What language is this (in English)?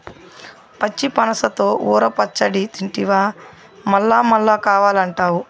Telugu